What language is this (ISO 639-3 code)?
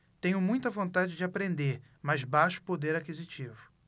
por